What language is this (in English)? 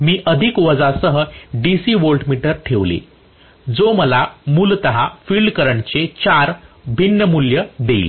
Marathi